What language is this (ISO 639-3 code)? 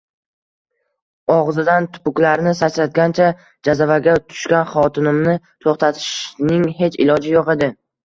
uzb